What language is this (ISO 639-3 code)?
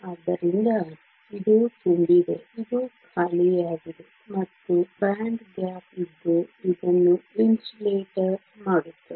kan